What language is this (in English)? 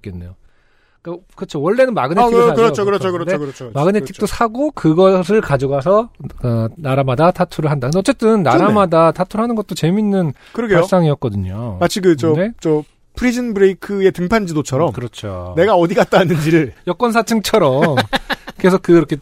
Korean